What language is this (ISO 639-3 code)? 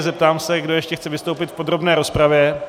ces